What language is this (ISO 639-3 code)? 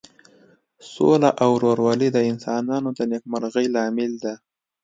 pus